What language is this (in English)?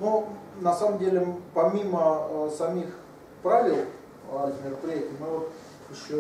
Russian